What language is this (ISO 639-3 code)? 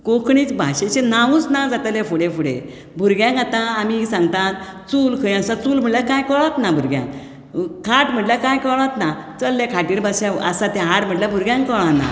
kok